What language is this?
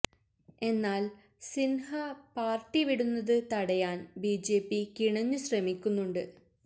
Malayalam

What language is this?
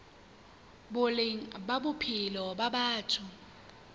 Southern Sotho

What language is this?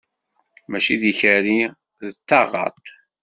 Kabyle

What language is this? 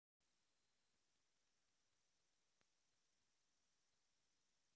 Russian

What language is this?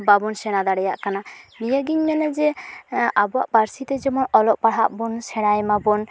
Santali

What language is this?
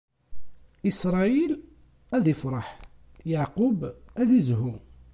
Kabyle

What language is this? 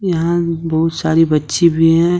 Hindi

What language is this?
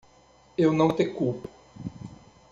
Portuguese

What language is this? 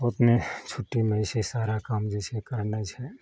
Maithili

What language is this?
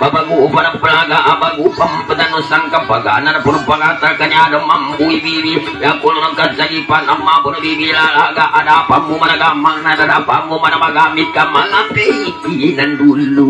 Thai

